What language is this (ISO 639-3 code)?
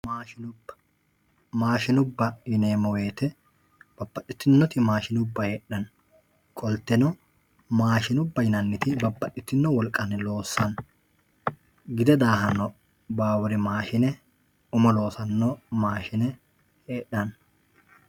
sid